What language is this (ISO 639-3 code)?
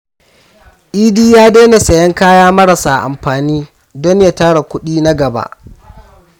hau